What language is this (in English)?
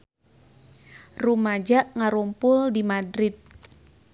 Sundanese